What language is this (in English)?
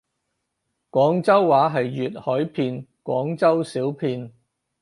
Cantonese